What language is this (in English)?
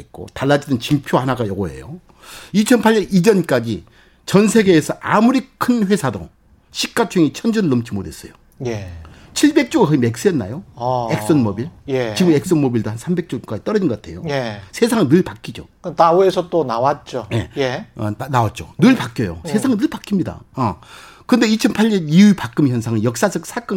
Korean